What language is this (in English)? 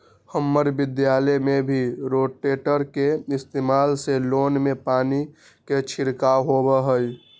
Magahi